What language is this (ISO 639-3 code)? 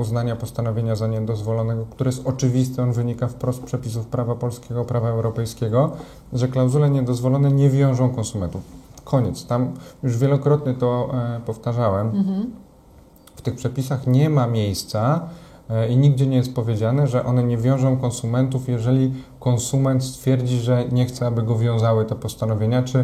pol